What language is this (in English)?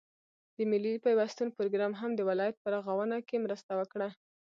Pashto